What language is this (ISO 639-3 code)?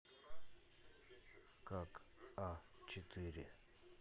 rus